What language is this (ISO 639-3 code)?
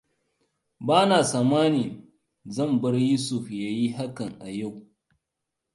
hau